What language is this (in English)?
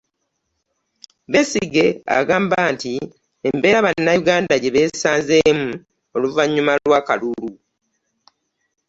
Ganda